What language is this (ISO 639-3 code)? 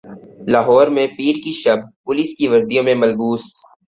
urd